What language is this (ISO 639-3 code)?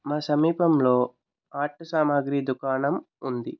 tel